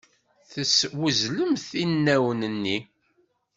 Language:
Kabyle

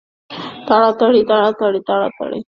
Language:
Bangla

